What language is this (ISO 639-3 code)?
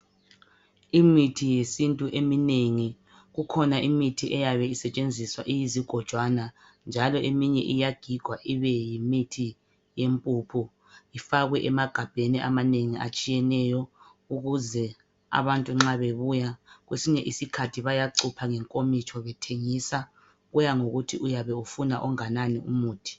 nde